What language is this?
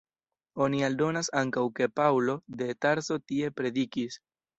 Esperanto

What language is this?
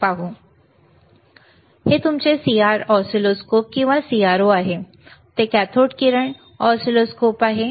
Marathi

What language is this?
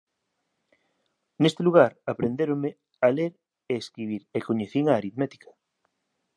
Galician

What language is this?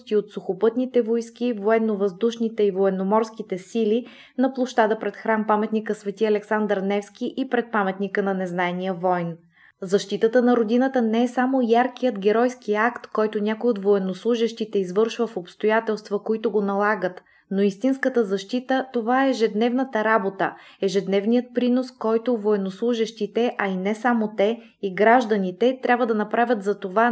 Bulgarian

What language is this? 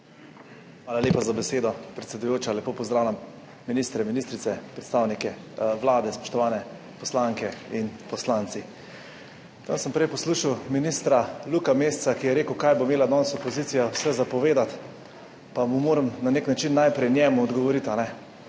Slovenian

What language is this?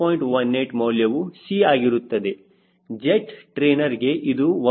Kannada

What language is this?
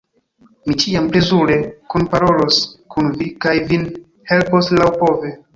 Esperanto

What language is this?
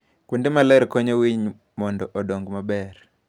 Luo (Kenya and Tanzania)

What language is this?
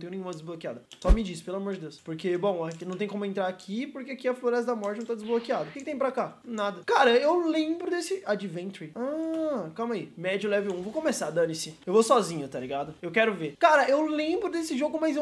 Portuguese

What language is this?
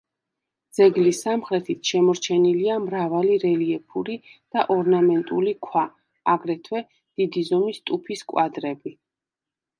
Georgian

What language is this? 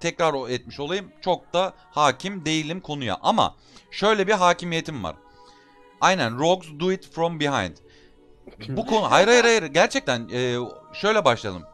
Turkish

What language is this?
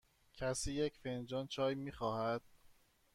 Persian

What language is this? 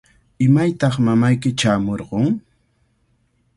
Cajatambo North Lima Quechua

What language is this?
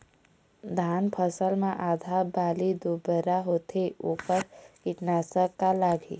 Chhattisgarhi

